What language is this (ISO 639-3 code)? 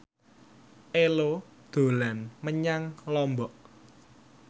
jav